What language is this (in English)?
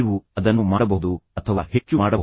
Kannada